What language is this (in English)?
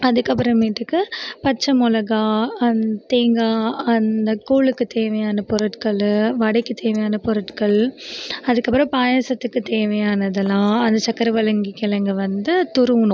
Tamil